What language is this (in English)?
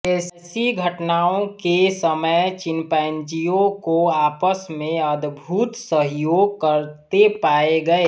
Hindi